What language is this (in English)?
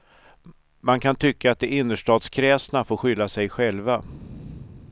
Swedish